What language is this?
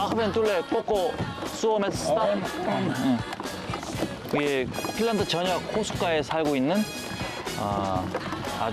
Korean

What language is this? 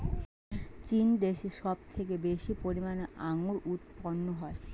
Bangla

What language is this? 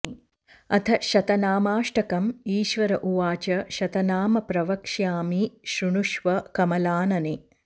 Sanskrit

